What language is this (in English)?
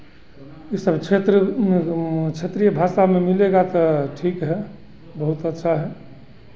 Hindi